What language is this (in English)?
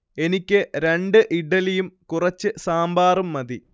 Malayalam